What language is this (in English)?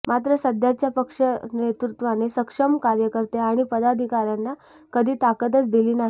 Marathi